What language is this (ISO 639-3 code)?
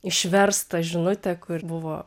lit